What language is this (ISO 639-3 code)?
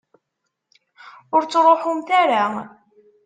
kab